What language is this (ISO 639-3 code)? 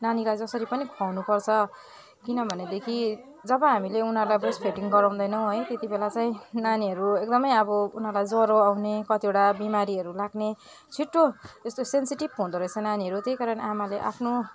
nep